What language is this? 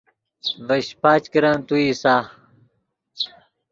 Yidgha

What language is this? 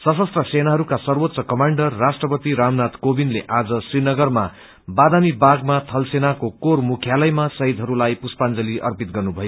Nepali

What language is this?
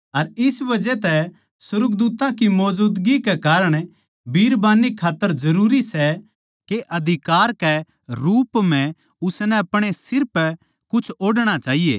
Haryanvi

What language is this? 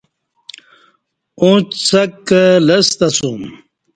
Kati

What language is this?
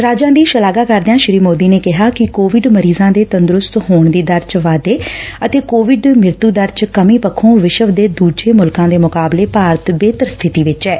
Punjabi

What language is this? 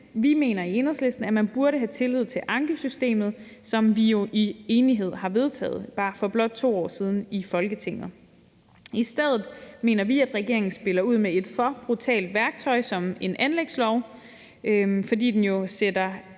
Danish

